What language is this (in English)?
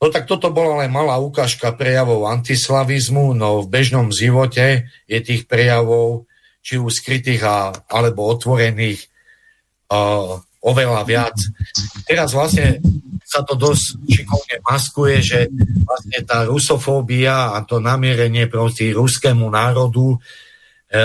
Slovak